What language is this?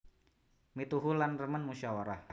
Javanese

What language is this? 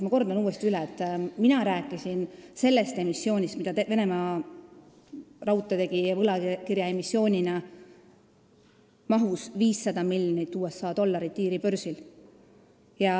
Estonian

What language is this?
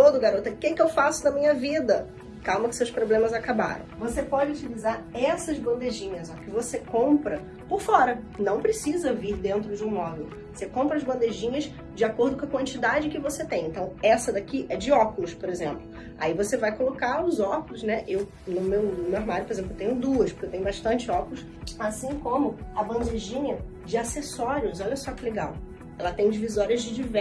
Portuguese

